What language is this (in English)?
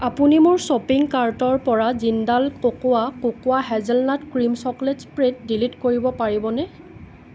Assamese